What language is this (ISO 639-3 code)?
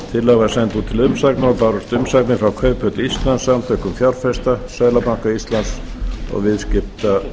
isl